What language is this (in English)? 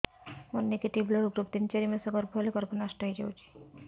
Odia